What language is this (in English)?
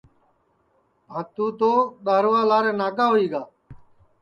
Sansi